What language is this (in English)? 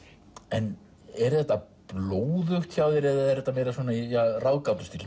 Icelandic